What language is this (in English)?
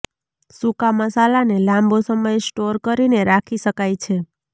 Gujarati